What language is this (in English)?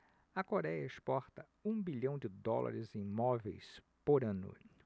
Portuguese